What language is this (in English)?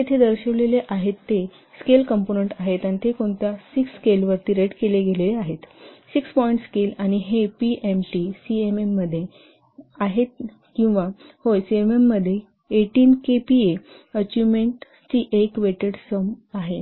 Marathi